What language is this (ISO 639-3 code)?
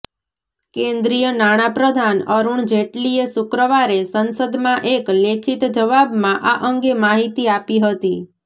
guj